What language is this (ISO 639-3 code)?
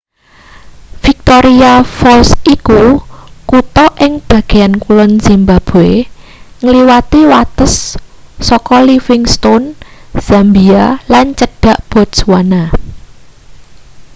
jav